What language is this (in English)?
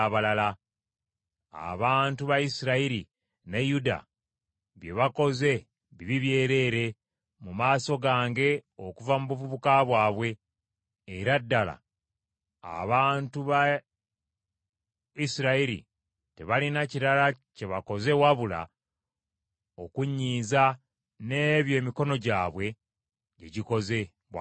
Ganda